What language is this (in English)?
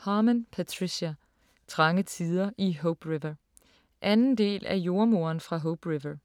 Danish